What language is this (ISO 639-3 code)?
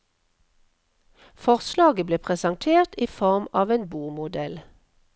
nor